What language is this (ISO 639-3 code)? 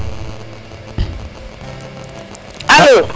srr